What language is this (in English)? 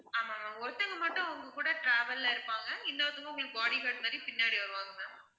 Tamil